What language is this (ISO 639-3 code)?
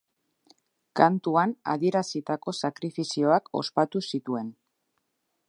eus